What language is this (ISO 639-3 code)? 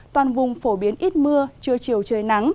vie